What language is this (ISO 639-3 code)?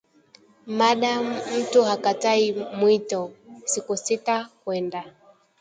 swa